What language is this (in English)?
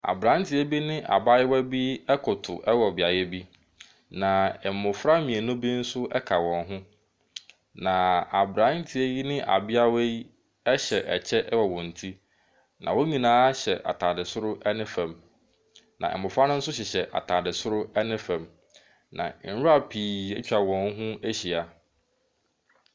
Akan